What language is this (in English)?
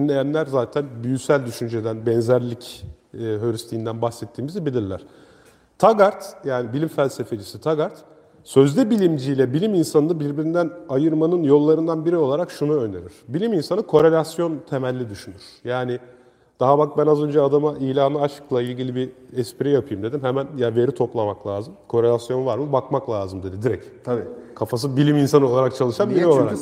Turkish